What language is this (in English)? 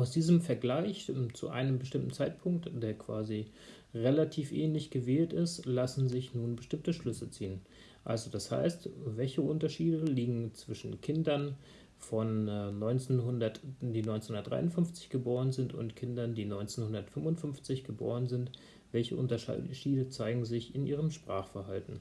German